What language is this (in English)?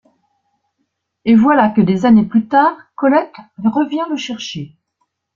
French